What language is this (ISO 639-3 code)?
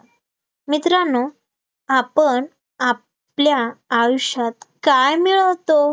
mar